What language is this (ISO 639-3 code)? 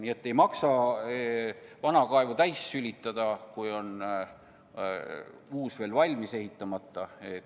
est